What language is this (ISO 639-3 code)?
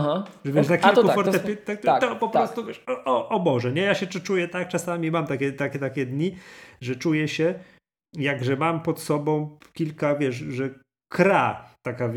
pol